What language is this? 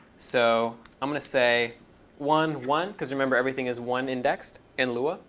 English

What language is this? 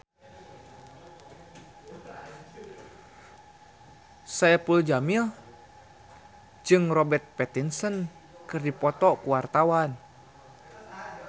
Sundanese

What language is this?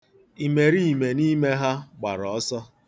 Igbo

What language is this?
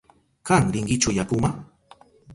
Southern Pastaza Quechua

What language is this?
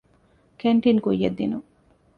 Divehi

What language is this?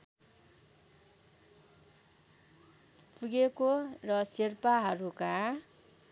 Nepali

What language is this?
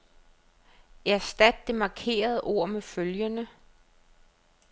Danish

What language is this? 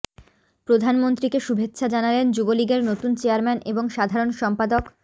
Bangla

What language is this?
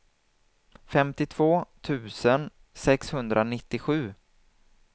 Swedish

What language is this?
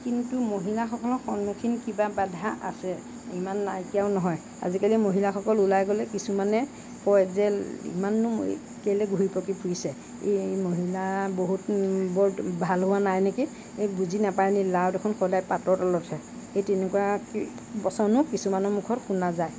Assamese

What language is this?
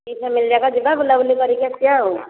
Odia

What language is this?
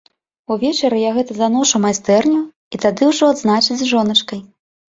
Belarusian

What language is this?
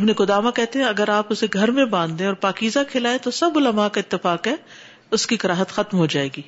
Urdu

